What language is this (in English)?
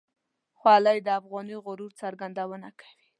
Pashto